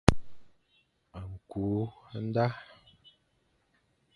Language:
Fang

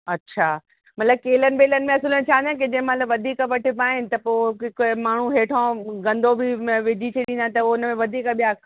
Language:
Sindhi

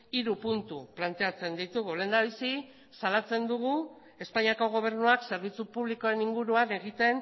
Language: Basque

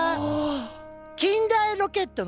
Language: Japanese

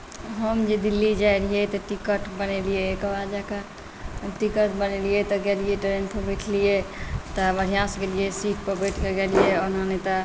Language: Maithili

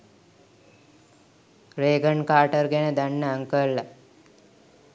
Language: Sinhala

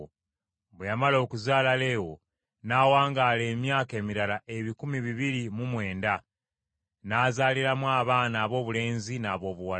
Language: Ganda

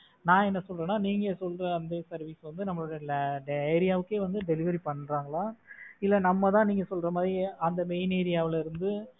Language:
Tamil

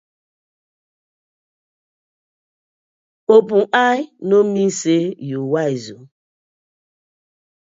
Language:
Nigerian Pidgin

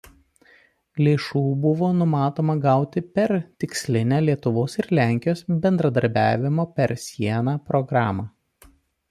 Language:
Lithuanian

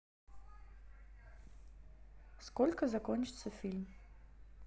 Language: Russian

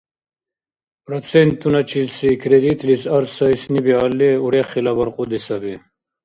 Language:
Dargwa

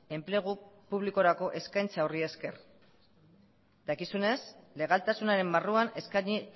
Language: Basque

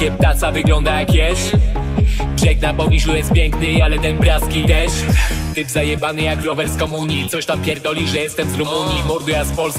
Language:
Polish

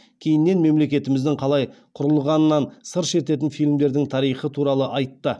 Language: Kazakh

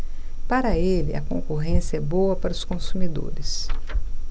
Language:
Portuguese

